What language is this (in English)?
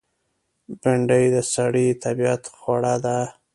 Pashto